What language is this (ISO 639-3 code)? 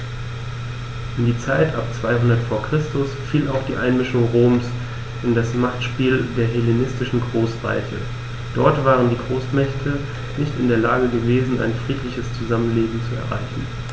deu